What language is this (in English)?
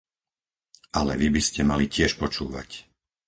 Slovak